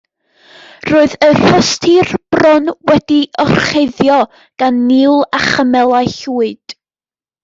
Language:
Welsh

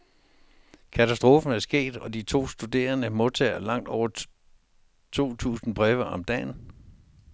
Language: Danish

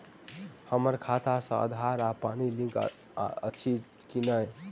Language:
Maithili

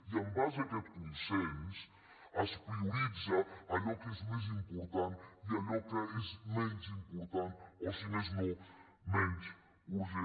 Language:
Catalan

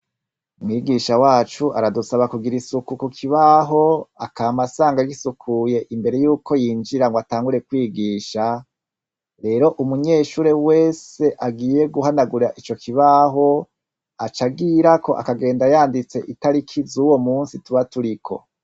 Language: Rundi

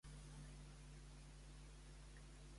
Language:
Catalan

